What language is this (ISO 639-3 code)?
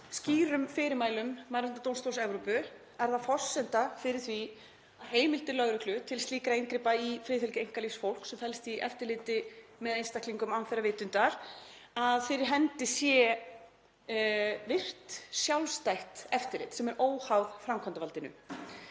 isl